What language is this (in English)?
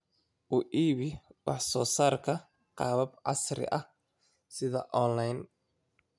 Somali